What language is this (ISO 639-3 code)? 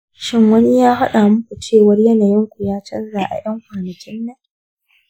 hau